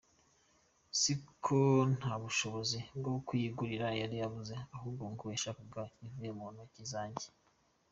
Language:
Kinyarwanda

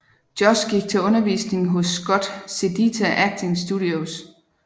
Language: Danish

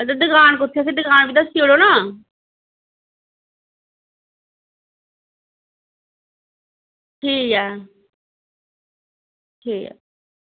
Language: Dogri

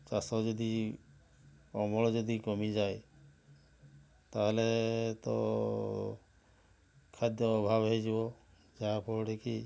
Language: Odia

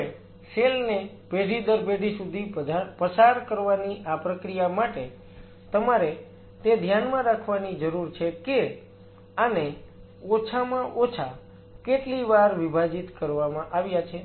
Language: Gujarati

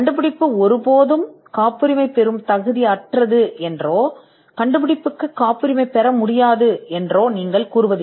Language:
Tamil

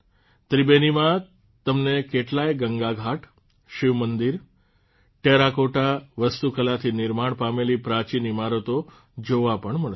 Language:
Gujarati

